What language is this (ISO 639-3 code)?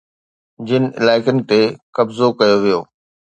snd